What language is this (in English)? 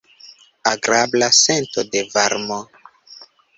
Esperanto